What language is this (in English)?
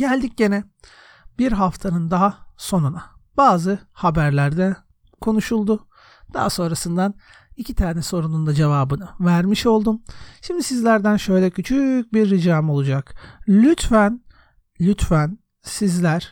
Turkish